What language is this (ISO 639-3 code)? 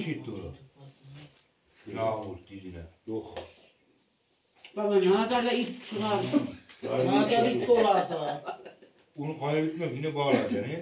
tur